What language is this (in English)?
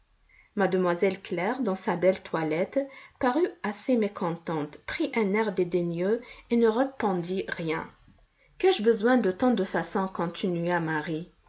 French